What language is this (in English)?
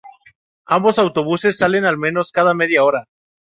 Spanish